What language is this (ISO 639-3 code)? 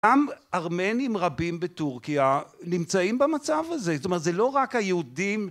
heb